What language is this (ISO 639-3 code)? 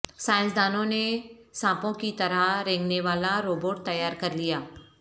urd